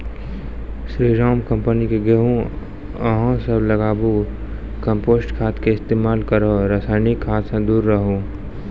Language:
Maithili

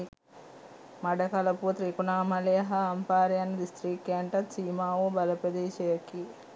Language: Sinhala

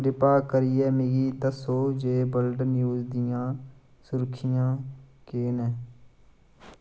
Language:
Dogri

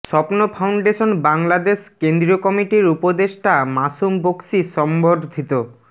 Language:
Bangla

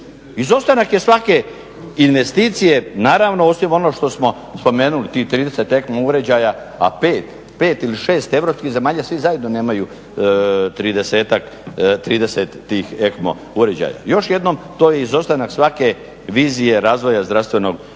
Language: Croatian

